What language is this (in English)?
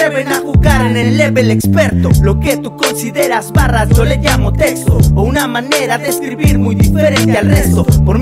Spanish